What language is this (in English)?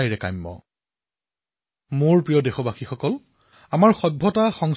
Assamese